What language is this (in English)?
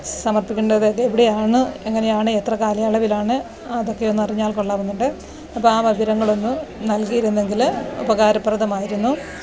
Malayalam